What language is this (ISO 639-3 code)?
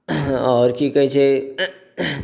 mai